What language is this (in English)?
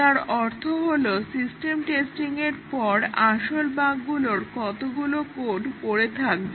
Bangla